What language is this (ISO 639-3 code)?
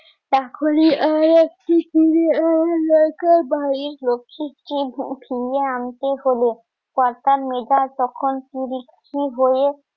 ben